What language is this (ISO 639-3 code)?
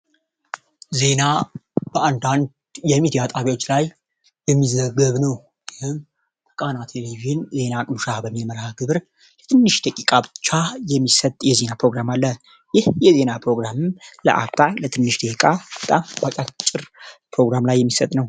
amh